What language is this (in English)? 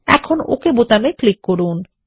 Bangla